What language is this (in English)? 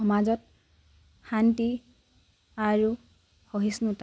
Assamese